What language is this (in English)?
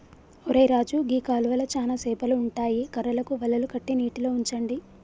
Telugu